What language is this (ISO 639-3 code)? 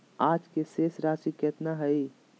mag